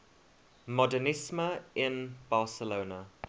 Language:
English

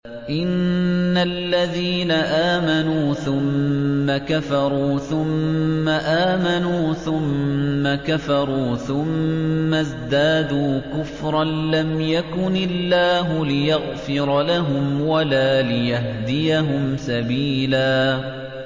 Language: Arabic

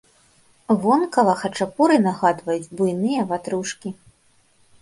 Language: Belarusian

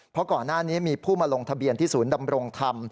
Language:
Thai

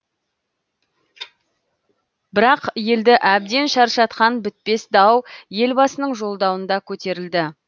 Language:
Kazakh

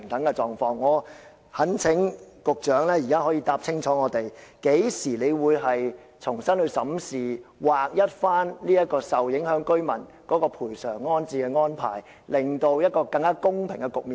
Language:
Cantonese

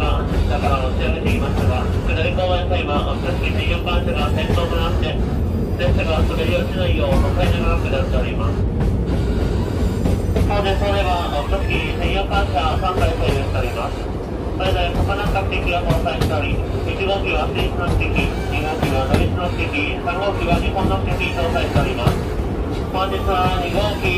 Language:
Japanese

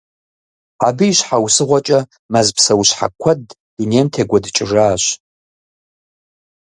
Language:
Kabardian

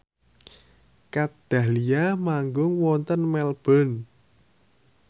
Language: Javanese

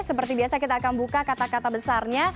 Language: Indonesian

